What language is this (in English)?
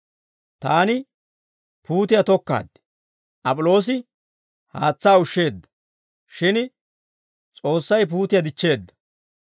Dawro